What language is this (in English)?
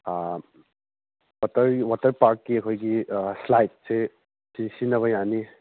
Manipuri